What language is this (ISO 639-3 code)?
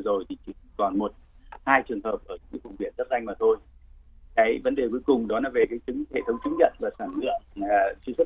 vie